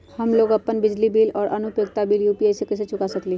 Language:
Magahi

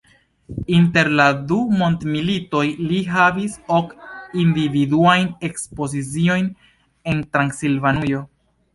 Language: Esperanto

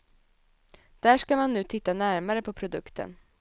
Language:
Swedish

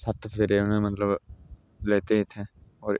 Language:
Dogri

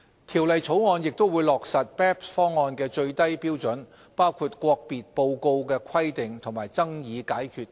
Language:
Cantonese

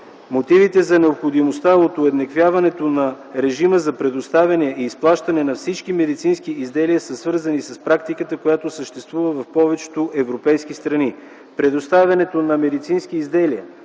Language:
Bulgarian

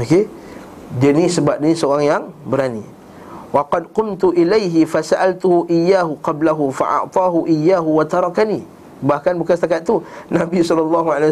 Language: Malay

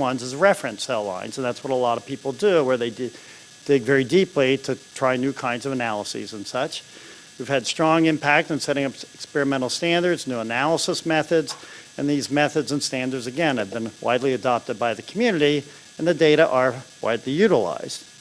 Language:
English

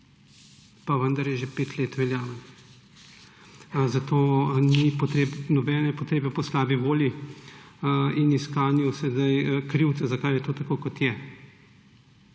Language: Slovenian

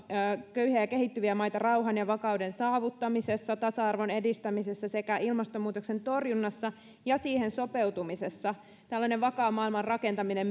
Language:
Finnish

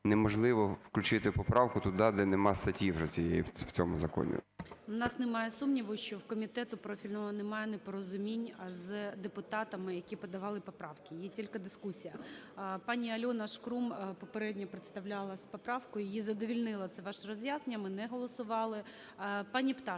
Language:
Ukrainian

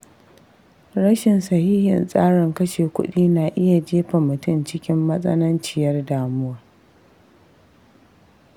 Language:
Hausa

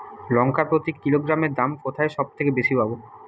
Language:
Bangla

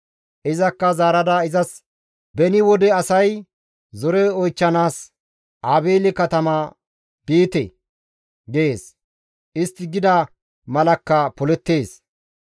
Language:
Gamo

